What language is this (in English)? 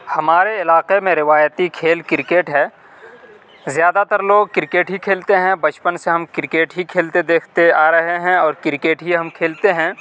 Urdu